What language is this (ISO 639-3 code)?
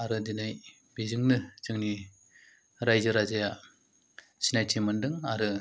brx